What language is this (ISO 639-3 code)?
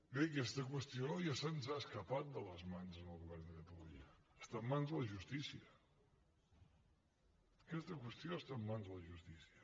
cat